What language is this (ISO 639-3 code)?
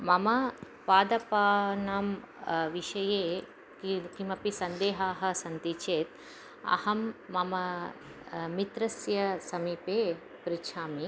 san